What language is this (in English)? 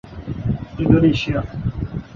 Urdu